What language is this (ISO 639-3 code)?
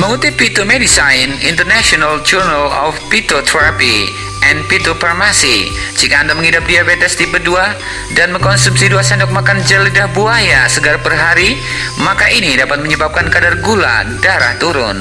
ind